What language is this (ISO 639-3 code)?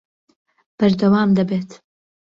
ckb